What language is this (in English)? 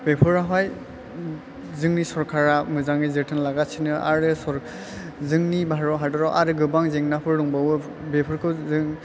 Bodo